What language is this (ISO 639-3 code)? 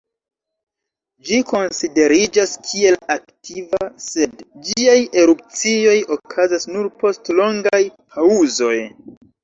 epo